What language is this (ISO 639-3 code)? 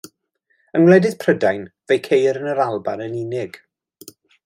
cym